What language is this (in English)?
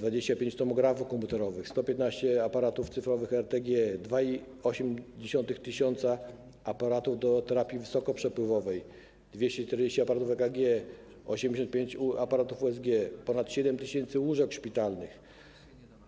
Polish